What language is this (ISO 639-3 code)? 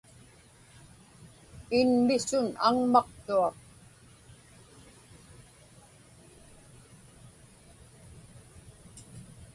ipk